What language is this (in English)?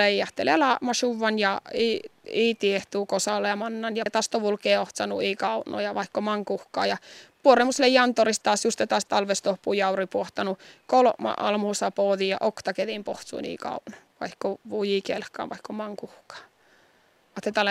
Finnish